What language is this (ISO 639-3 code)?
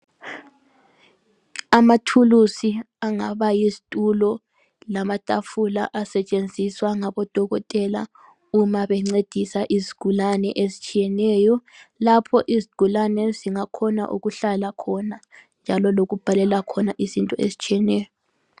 nde